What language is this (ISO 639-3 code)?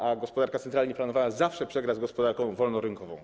pol